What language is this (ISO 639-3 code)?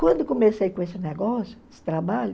por